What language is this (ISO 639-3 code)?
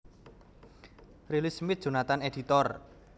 jav